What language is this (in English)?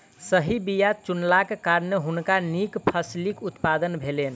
Maithili